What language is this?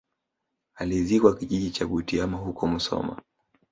Swahili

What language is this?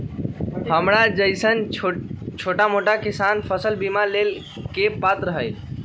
Magahi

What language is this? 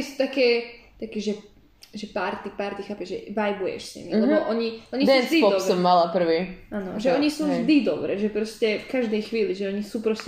Slovak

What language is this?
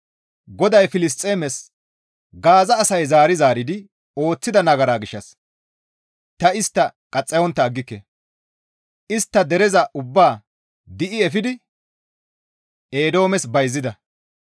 Gamo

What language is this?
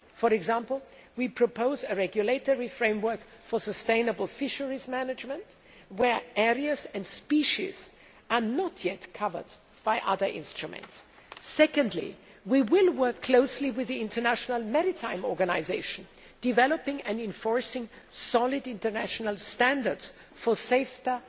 English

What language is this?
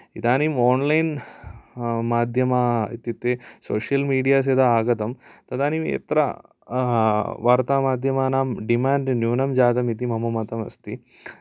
Sanskrit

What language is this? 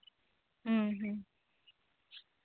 Santali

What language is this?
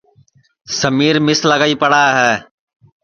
Sansi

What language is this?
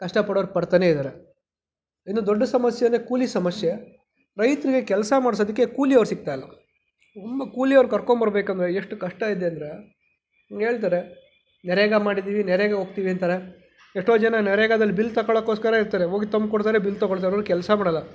Kannada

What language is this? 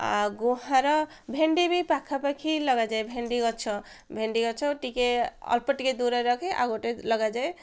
Odia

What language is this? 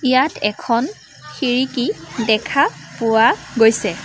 Assamese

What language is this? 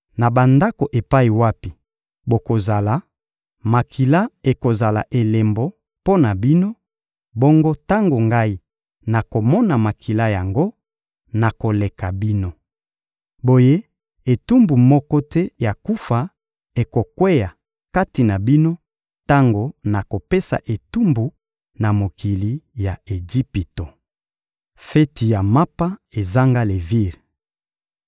Lingala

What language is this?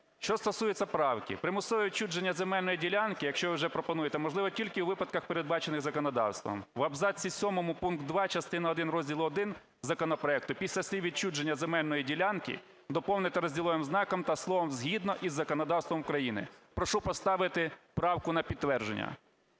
Ukrainian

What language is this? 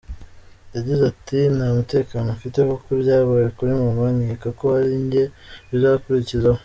Kinyarwanda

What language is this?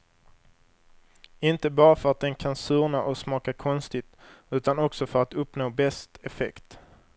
Swedish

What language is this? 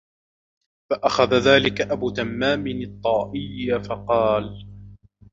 Arabic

